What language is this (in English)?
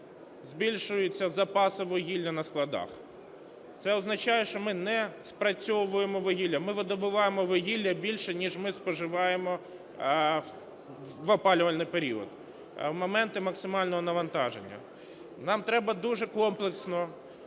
Ukrainian